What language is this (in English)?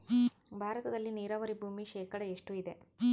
Kannada